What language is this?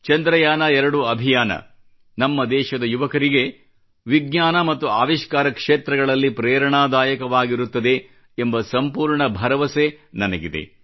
Kannada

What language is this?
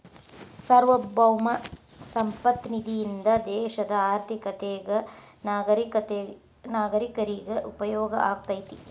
Kannada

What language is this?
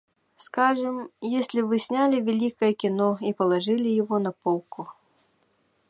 Yakut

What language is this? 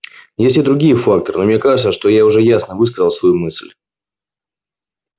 Russian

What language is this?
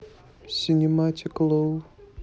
Russian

